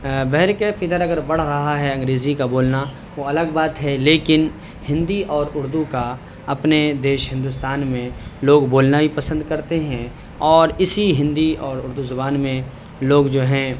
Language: Urdu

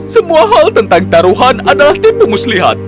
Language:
Indonesian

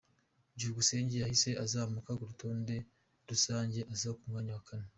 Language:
Kinyarwanda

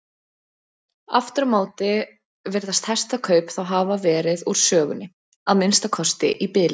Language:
Icelandic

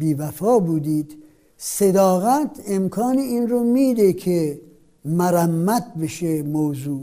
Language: Persian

